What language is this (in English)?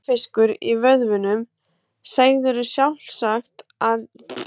Icelandic